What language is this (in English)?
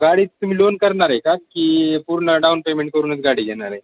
Marathi